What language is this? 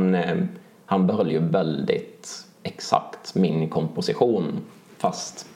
Swedish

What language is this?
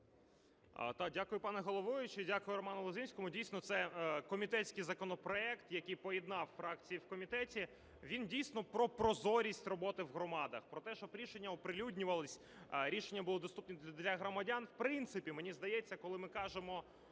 Ukrainian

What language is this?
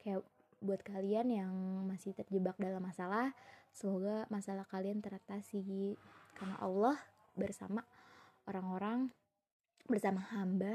Indonesian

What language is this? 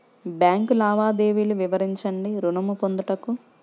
Telugu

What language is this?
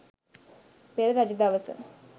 Sinhala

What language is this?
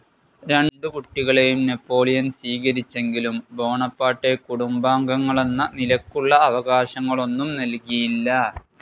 Malayalam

